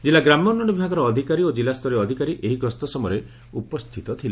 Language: Odia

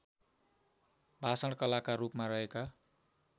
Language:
Nepali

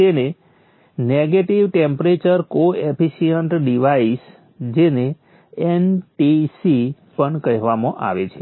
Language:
Gujarati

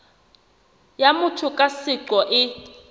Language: Southern Sotho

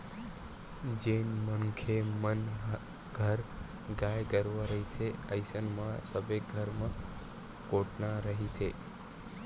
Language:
Chhattisgarhi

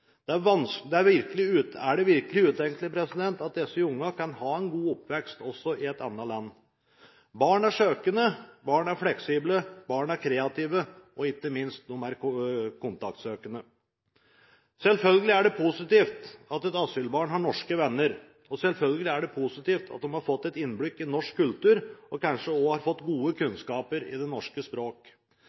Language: Norwegian Bokmål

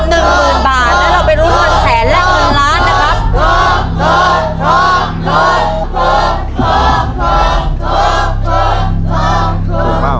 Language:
Thai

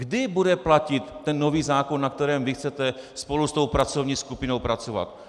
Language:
Czech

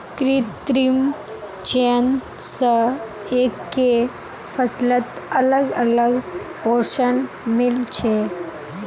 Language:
Magahi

